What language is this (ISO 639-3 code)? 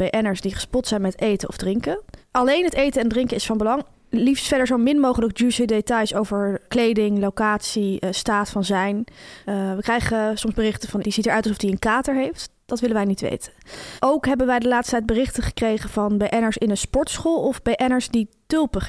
nld